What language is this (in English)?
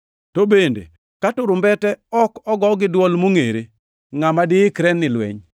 Luo (Kenya and Tanzania)